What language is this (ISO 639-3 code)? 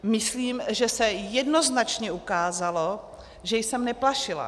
ces